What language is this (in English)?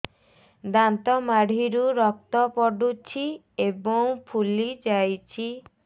Odia